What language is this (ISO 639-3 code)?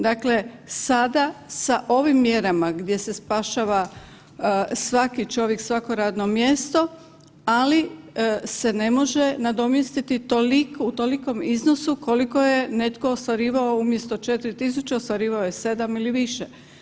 hrv